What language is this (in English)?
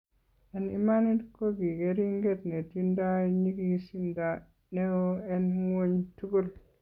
Kalenjin